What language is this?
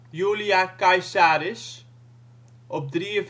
Dutch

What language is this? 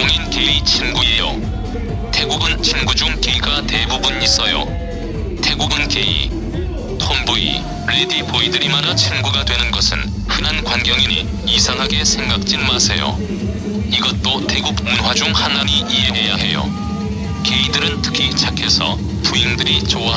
Korean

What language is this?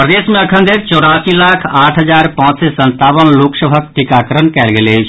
Maithili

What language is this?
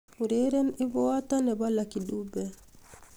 Kalenjin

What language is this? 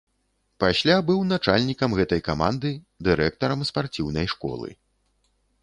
Belarusian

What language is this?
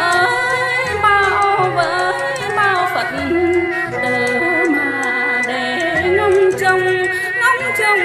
Vietnamese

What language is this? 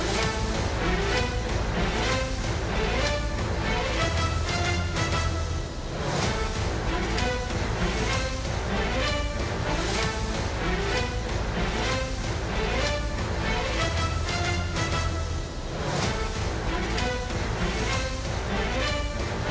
Thai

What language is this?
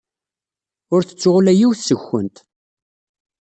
Kabyle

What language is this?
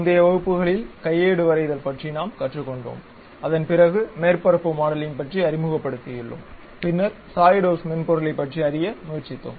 Tamil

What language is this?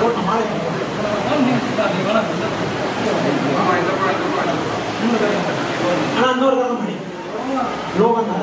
Tamil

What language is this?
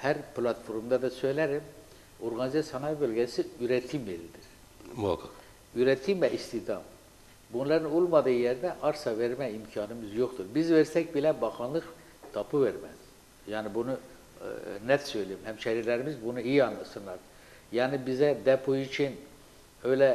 Turkish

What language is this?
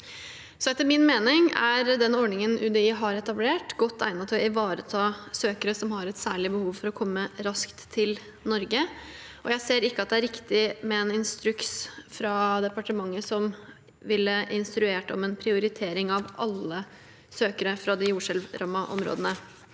Norwegian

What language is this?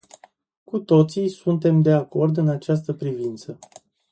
Romanian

